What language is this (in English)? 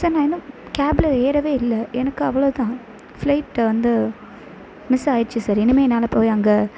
Tamil